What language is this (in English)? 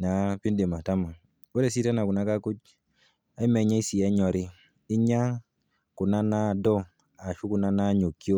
Masai